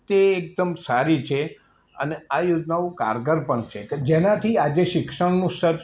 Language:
Gujarati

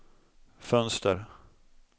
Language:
Swedish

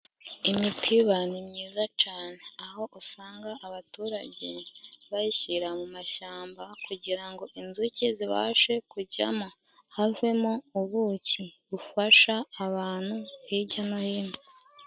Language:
Kinyarwanda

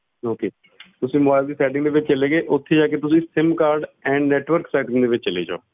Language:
Punjabi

